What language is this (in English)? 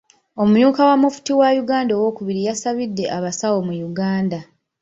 Ganda